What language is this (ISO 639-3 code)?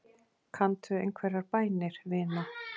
isl